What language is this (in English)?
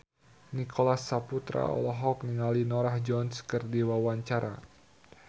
Sundanese